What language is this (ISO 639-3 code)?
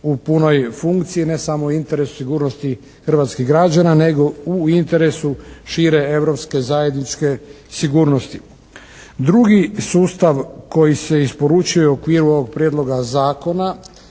hrv